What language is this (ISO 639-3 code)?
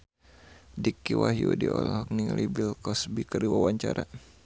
sun